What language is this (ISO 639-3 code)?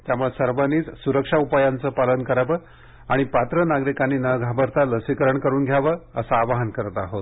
mar